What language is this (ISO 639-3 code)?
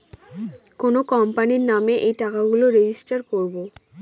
ben